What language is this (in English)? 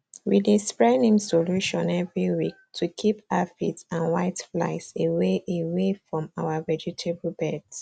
Nigerian Pidgin